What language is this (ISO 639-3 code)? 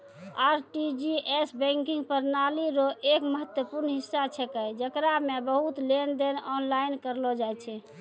mai